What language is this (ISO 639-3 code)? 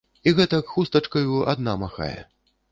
bel